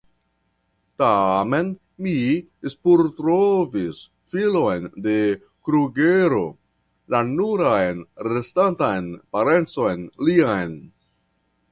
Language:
Esperanto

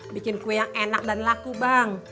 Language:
Indonesian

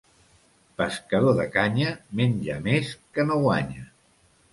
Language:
Catalan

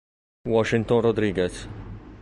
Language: Italian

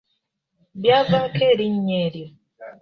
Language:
Ganda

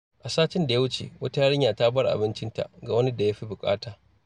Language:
Hausa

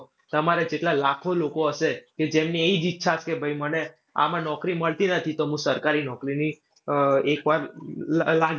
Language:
Gujarati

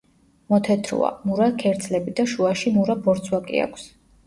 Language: Georgian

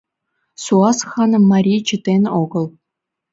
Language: Mari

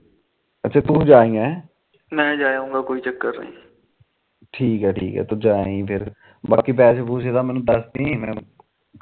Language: Punjabi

